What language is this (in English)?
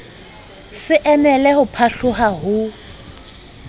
Southern Sotho